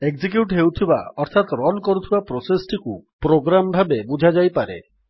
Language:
Odia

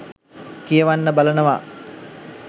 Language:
Sinhala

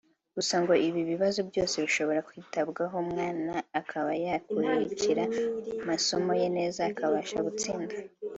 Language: Kinyarwanda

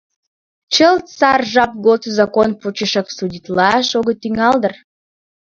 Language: Mari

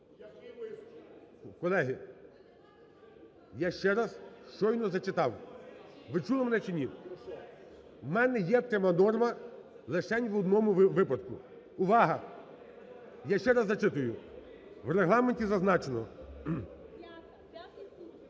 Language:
Ukrainian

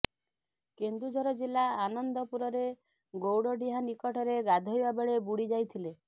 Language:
Odia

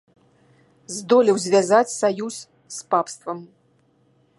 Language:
Belarusian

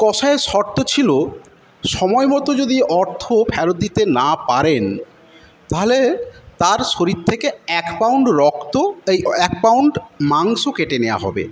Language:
Bangla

